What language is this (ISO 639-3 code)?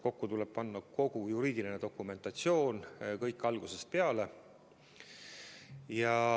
est